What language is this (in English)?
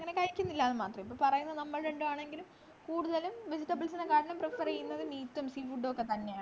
Malayalam